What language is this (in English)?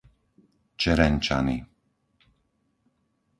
Slovak